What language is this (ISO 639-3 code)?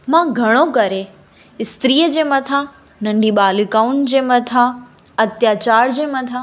snd